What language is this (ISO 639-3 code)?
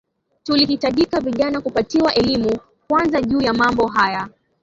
swa